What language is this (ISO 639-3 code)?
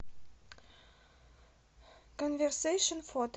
rus